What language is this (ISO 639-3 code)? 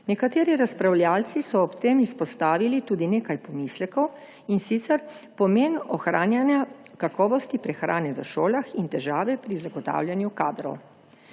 slv